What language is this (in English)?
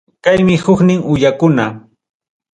Ayacucho Quechua